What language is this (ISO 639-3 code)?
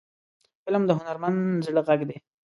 pus